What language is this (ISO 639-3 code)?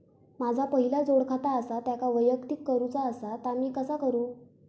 mar